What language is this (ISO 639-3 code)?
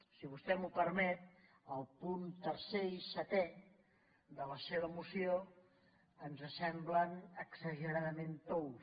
cat